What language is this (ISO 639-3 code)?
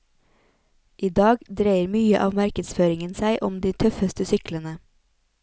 nor